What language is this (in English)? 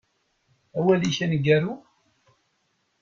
Kabyle